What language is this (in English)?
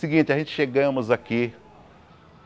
Portuguese